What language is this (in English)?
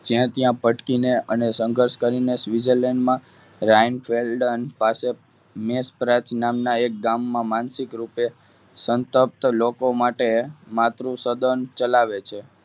Gujarati